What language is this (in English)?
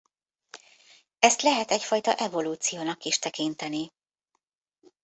Hungarian